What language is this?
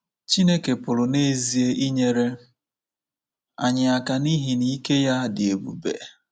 Igbo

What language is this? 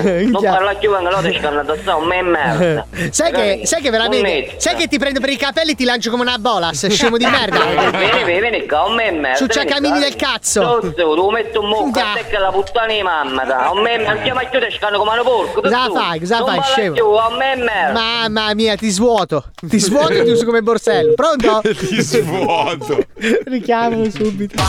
Italian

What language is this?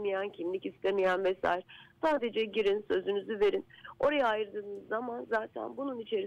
Turkish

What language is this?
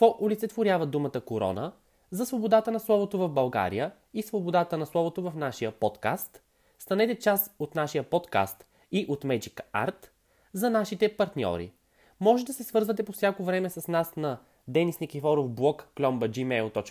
Bulgarian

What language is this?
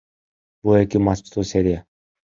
Kyrgyz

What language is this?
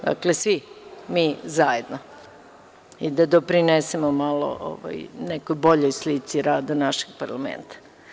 Serbian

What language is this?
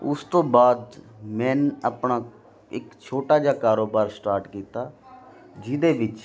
Punjabi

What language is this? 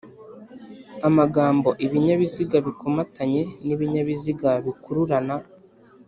Kinyarwanda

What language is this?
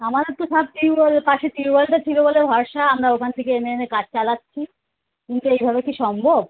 Bangla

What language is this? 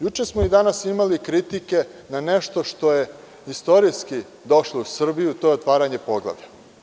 Serbian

